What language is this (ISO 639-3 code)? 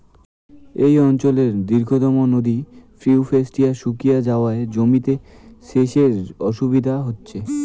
ben